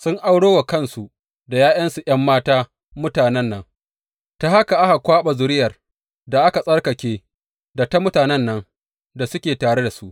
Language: Hausa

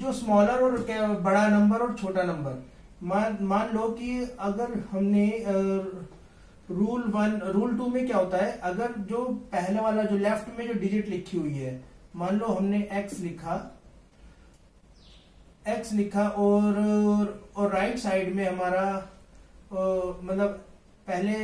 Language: Hindi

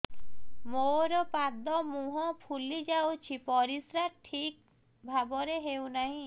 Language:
Odia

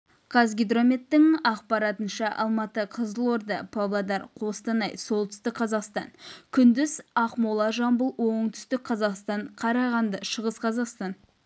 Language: Kazakh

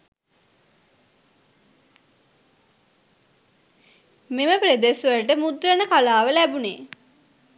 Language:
Sinhala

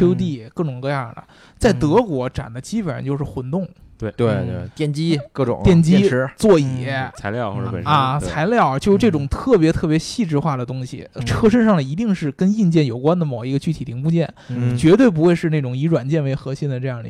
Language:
Chinese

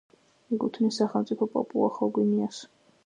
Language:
Georgian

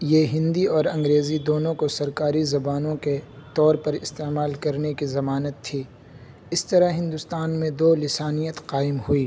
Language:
Urdu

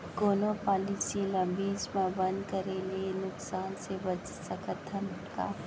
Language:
Chhattisgarhi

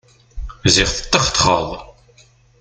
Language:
Kabyle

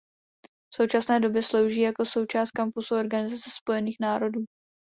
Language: Czech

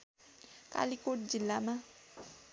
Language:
Nepali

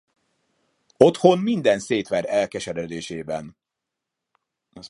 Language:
Hungarian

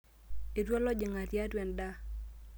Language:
Masai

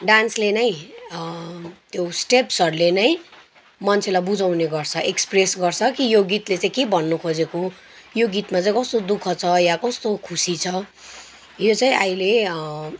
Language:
Nepali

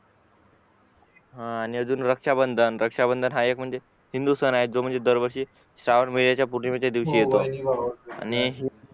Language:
Marathi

